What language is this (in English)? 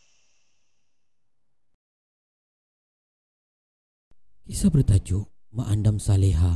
Malay